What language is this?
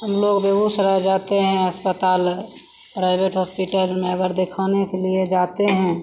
Hindi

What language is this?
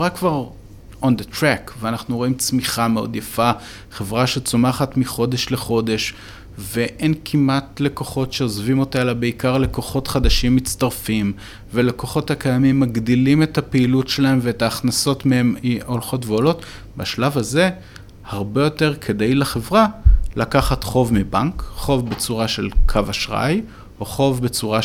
Hebrew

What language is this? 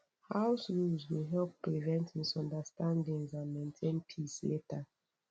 Nigerian Pidgin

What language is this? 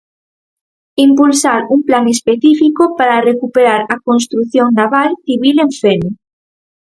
Galician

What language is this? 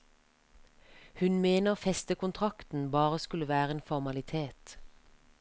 Norwegian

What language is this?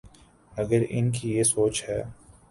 Urdu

